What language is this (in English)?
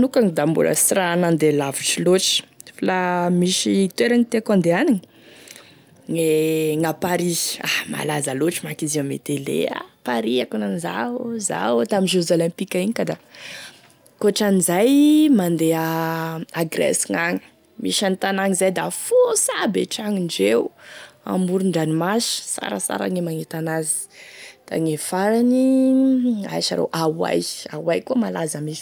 Tesaka Malagasy